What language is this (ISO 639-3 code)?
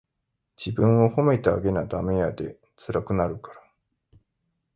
jpn